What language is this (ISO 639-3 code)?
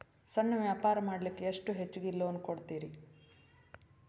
kan